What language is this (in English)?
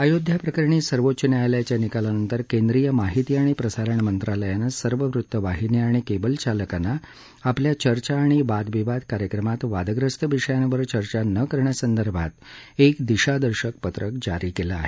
Marathi